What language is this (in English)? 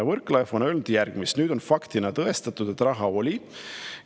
Estonian